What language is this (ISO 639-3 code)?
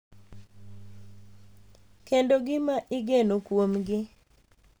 luo